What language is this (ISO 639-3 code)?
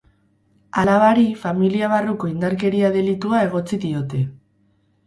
eus